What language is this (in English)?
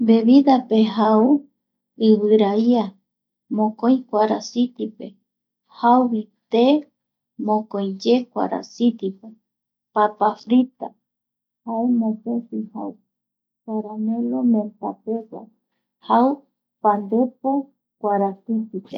Eastern Bolivian Guaraní